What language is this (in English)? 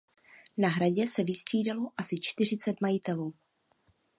Czech